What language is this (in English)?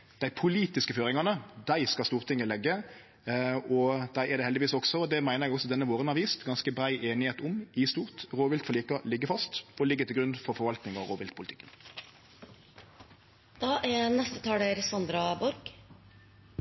Norwegian